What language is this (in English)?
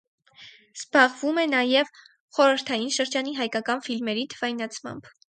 Armenian